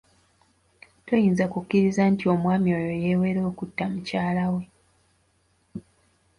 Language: Ganda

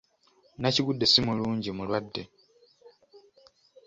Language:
Ganda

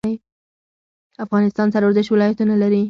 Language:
Pashto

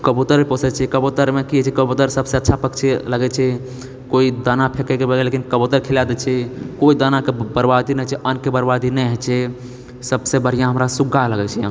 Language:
Maithili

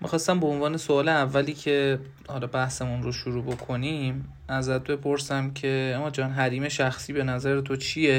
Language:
Persian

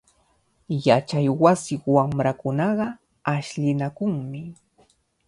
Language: Cajatambo North Lima Quechua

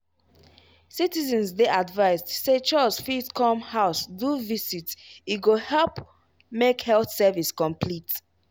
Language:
Nigerian Pidgin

